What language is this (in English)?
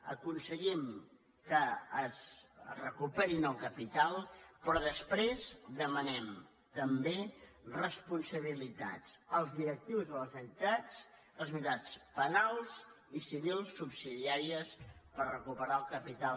Catalan